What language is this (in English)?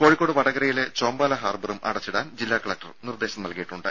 Malayalam